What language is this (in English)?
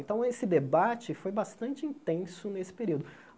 Portuguese